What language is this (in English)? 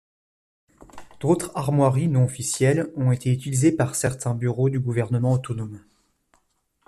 French